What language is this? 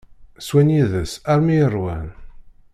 Kabyle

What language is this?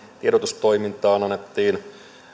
Finnish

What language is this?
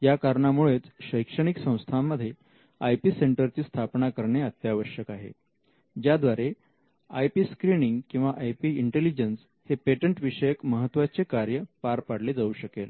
Marathi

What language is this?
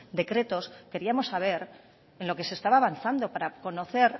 Spanish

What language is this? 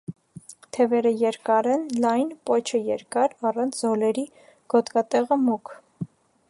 Armenian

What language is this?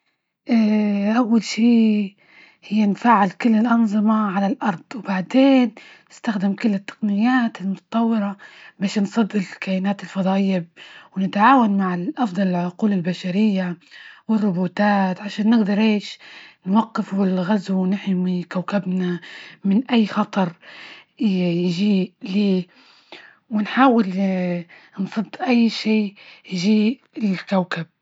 Libyan Arabic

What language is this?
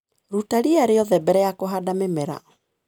Kikuyu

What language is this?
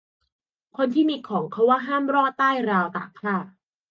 Thai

